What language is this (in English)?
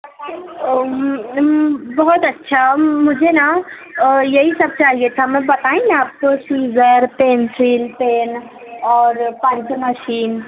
Urdu